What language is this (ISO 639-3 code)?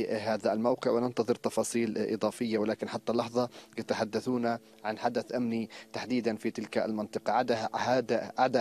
ara